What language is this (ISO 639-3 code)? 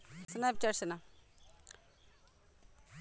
bho